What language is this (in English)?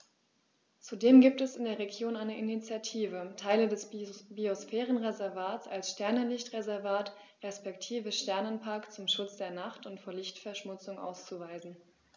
German